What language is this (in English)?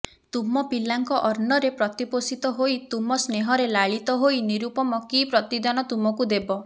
Odia